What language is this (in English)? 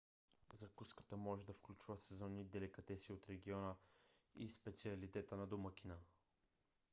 Bulgarian